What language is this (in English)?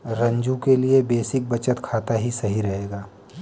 Hindi